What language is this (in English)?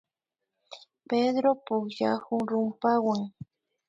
Imbabura Highland Quichua